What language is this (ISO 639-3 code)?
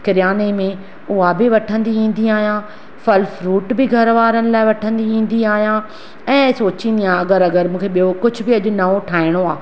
snd